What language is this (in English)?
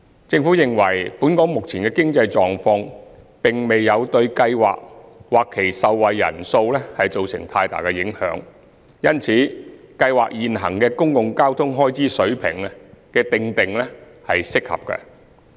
Cantonese